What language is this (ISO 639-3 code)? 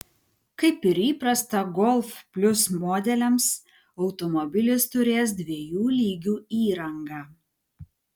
lit